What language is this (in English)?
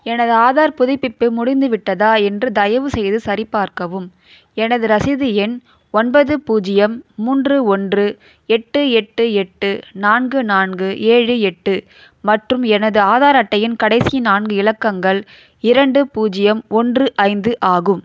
Tamil